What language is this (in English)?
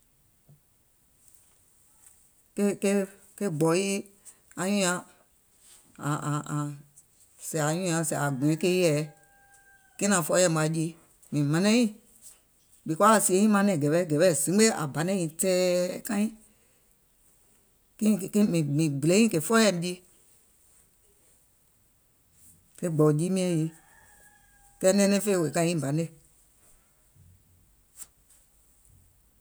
Gola